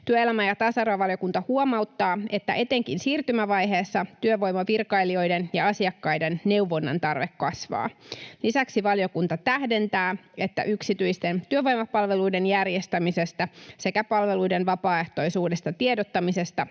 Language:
Finnish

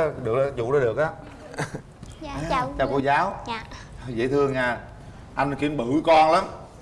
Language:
Vietnamese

